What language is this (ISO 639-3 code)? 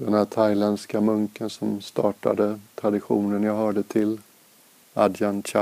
swe